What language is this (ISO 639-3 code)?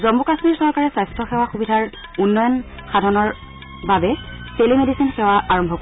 asm